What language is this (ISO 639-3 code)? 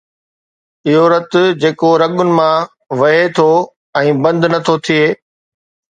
snd